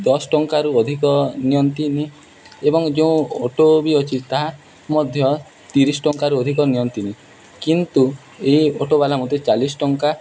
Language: Odia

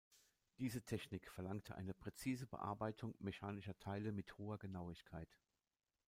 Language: German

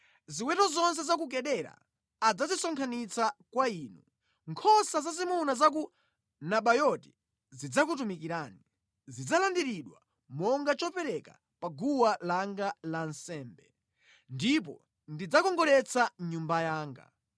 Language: Nyanja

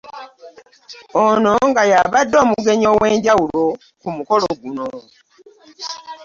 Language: Ganda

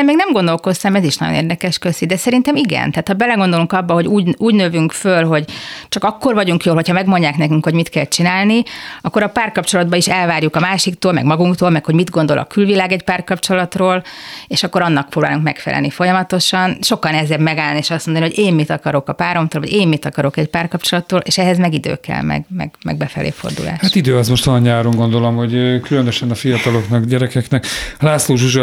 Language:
Hungarian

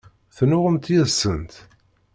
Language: Kabyle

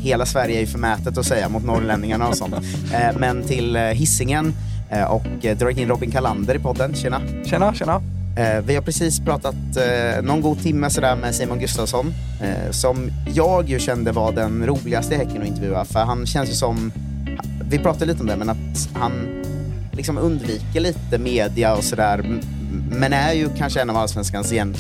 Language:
Swedish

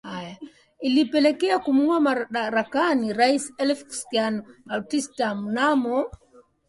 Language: Swahili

